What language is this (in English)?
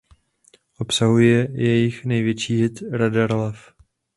Czech